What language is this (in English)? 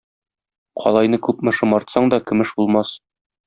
Tatar